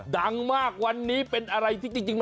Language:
Thai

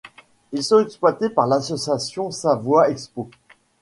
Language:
French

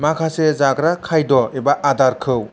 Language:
Bodo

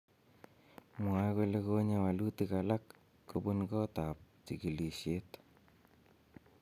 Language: Kalenjin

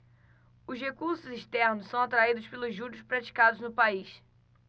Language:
Portuguese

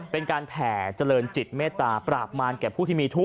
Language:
Thai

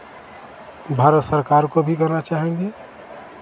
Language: Hindi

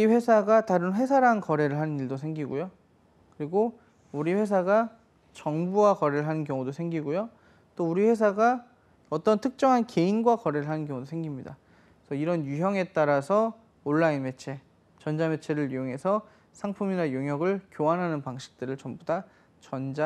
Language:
Korean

